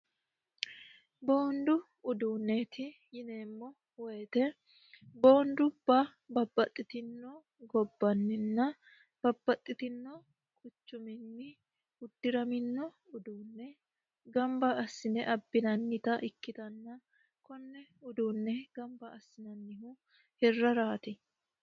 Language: Sidamo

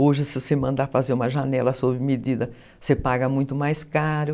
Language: Portuguese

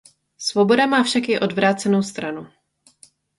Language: Czech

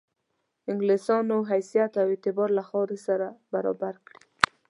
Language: Pashto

